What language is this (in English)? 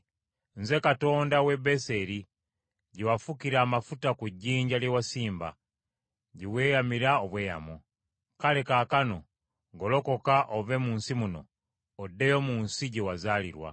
Ganda